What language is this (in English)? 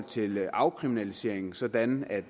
Danish